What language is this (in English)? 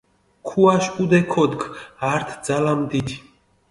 Mingrelian